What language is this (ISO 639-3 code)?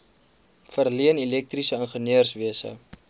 afr